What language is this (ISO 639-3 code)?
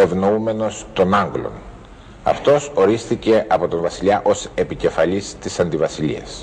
ell